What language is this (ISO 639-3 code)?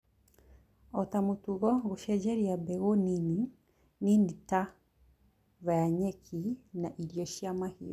kik